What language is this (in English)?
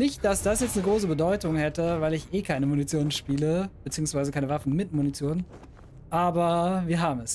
German